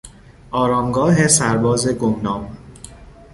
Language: Persian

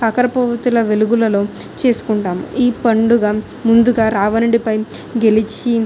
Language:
Telugu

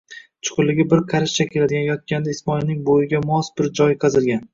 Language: Uzbek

